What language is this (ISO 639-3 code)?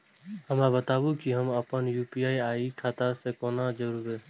mai